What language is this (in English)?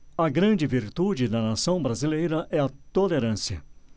Portuguese